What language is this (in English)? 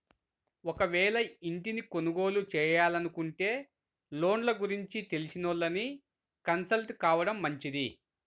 Telugu